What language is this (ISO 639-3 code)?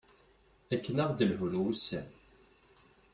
kab